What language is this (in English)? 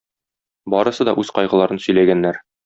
Tatar